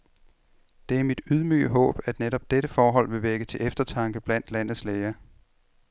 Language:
Danish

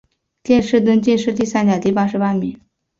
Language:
Chinese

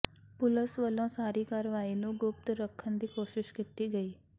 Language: Punjabi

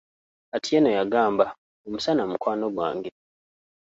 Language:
Ganda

